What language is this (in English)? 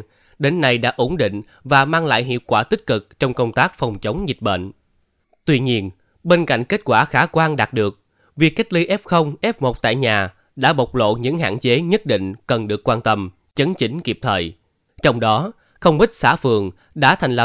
Vietnamese